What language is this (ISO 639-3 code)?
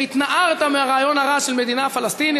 heb